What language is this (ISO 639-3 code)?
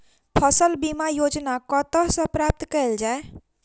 mai